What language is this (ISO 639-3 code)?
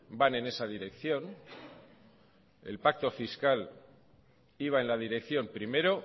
spa